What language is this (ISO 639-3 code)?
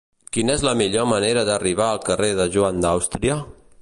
cat